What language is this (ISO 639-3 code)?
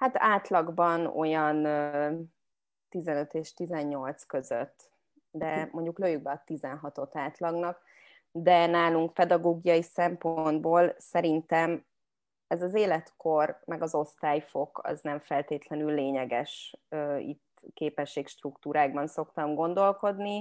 hun